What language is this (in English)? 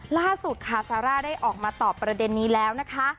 Thai